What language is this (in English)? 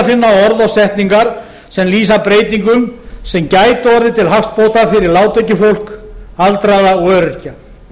Icelandic